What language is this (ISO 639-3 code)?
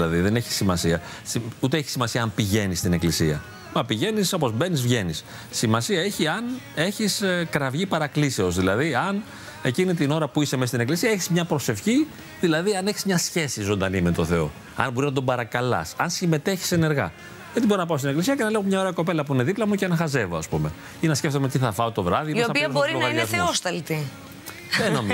ell